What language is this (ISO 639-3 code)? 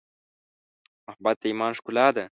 pus